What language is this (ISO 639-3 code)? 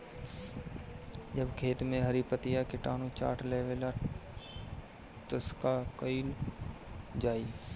bho